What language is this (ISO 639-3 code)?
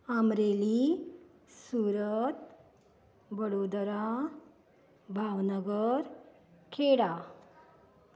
kok